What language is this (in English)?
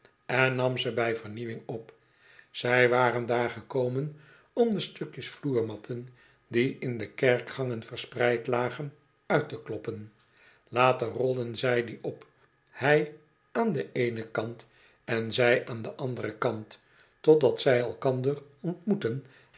Dutch